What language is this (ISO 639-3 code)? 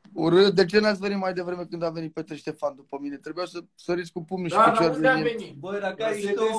ron